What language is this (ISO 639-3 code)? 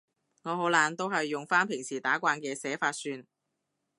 yue